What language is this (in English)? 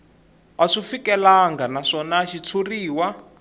Tsonga